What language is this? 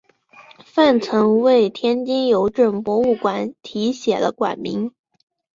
Chinese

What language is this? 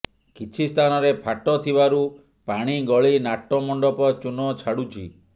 Odia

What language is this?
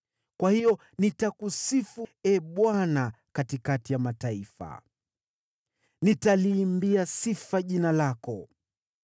Swahili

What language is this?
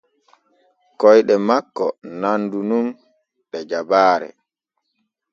Borgu Fulfulde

